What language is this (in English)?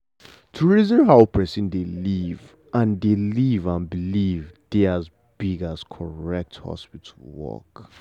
Nigerian Pidgin